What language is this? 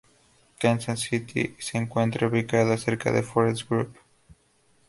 Spanish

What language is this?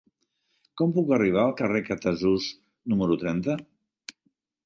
Catalan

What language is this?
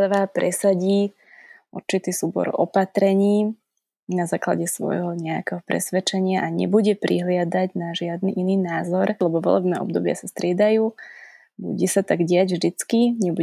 Slovak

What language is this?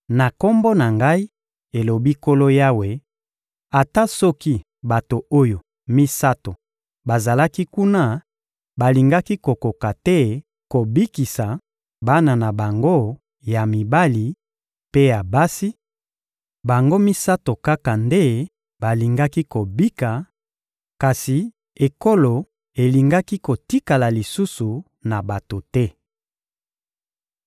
Lingala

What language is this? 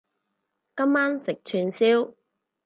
Cantonese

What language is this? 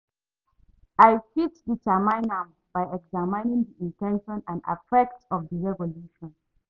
Nigerian Pidgin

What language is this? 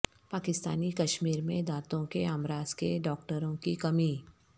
Urdu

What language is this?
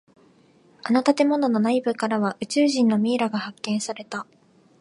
Japanese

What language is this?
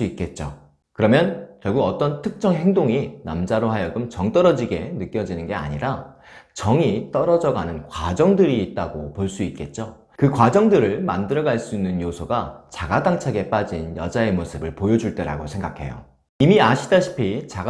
Korean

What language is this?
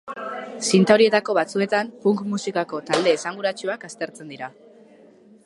Basque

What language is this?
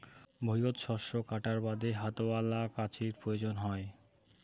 Bangla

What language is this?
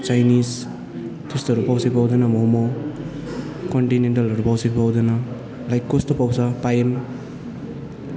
Nepali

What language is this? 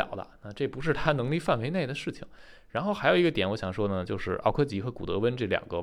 Chinese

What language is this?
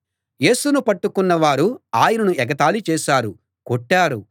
Telugu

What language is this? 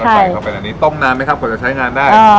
Thai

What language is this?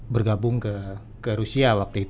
Indonesian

